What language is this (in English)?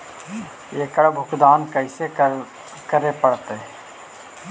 Magahi